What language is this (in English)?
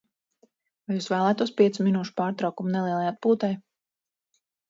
Latvian